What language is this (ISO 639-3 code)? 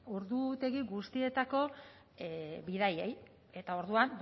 eus